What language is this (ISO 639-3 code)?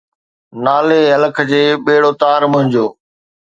snd